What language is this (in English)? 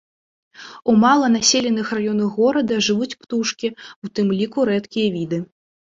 Belarusian